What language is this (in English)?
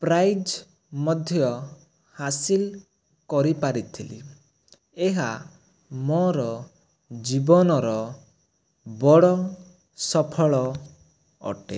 Odia